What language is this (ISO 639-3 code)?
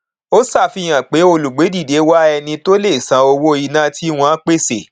yor